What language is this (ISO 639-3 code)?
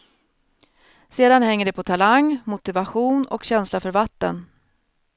swe